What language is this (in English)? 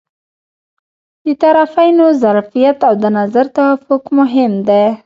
Pashto